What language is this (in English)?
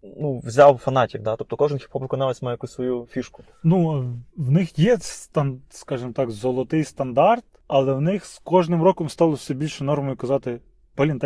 Ukrainian